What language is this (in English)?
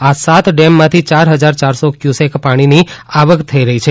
Gujarati